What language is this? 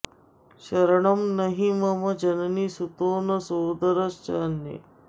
Sanskrit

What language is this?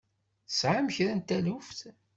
Kabyle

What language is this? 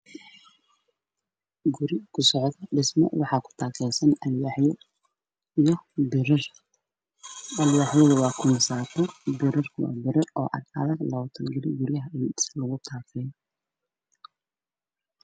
Somali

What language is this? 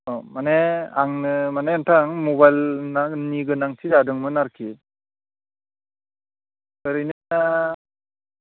Bodo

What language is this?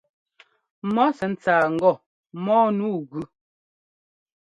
Ngomba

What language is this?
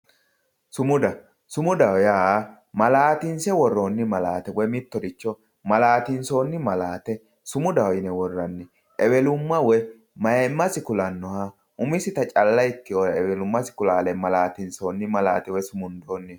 Sidamo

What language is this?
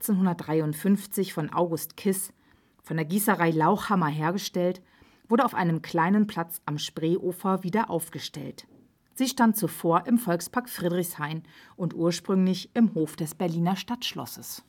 German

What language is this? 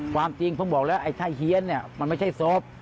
Thai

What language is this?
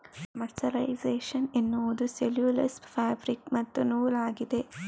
Kannada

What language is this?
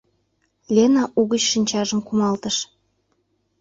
Mari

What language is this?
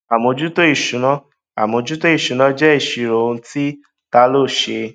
Yoruba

